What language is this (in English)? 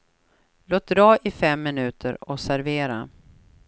Swedish